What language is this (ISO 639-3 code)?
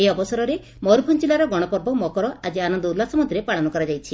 ori